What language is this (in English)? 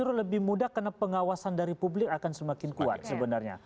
Indonesian